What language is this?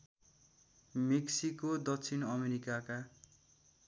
Nepali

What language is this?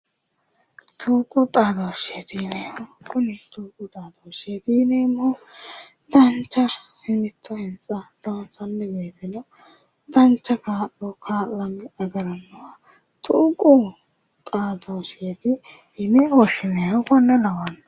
Sidamo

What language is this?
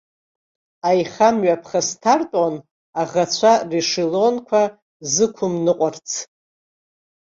Abkhazian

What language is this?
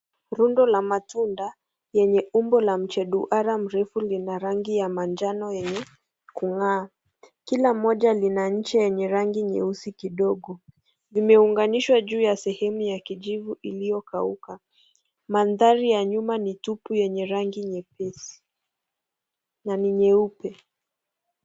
Swahili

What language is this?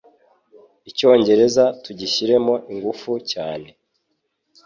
Kinyarwanda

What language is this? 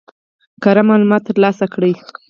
Pashto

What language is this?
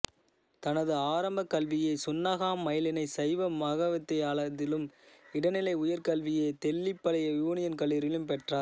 Tamil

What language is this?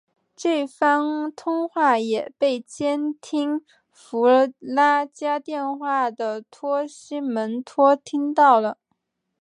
Chinese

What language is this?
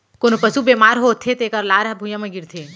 Chhattisgarhi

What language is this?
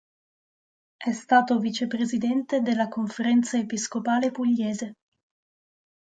Italian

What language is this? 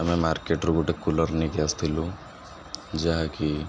Odia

